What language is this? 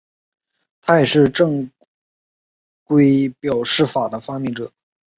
Chinese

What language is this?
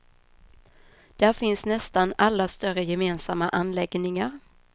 Swedish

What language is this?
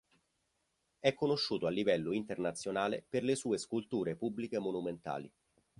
Italian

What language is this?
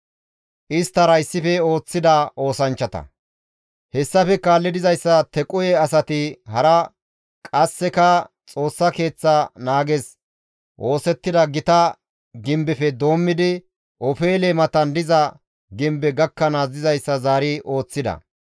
Gamo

